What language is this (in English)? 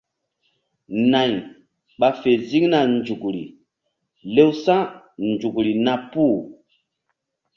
Mbum